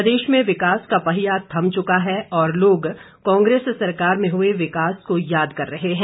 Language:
Hindi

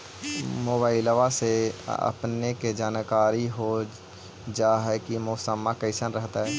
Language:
Magahi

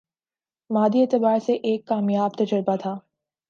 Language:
Urdu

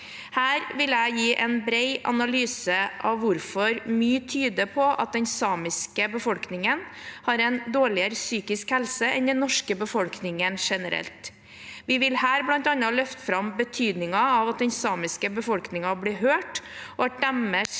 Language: Norwegian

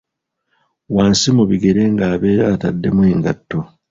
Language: Ganda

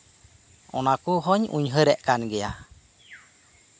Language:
Santali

